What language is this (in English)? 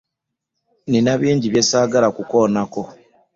Ganda